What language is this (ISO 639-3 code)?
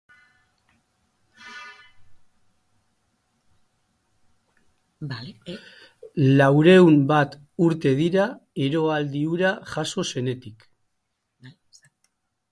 eus